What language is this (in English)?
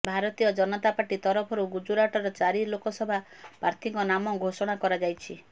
Odia